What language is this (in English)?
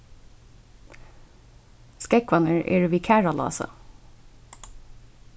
Faroese